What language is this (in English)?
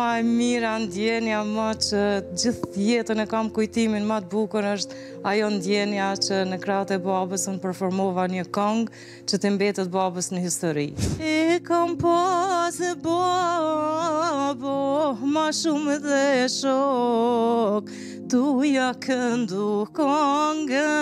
Romanian